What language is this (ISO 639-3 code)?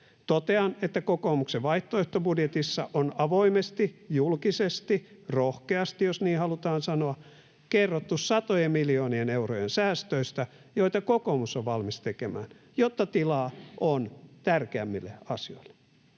fin